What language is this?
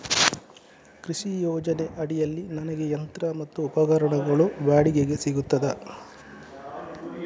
Kannada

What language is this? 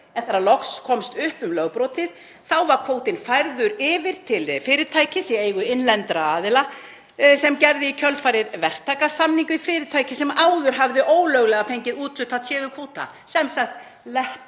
Icelandic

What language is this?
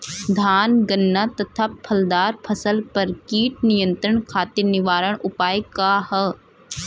Bhojpuri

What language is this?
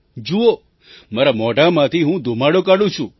Gujarati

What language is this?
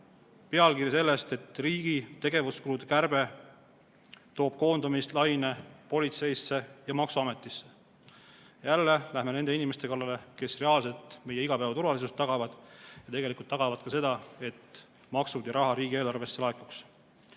Estonian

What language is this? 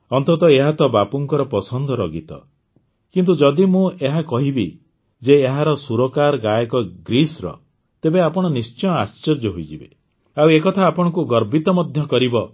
Odia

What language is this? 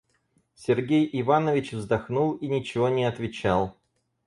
Russian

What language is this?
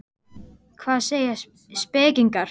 Icelandic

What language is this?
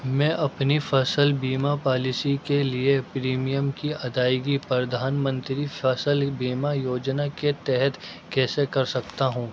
Urdu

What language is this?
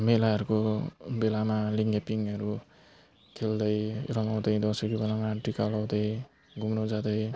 Nepali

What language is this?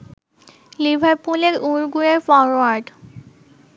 Bangla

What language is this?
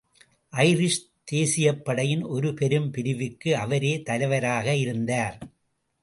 Tamil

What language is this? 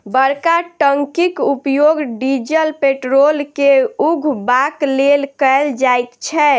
Maithili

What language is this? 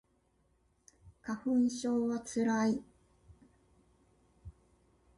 Japanese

